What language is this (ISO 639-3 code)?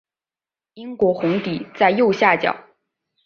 zho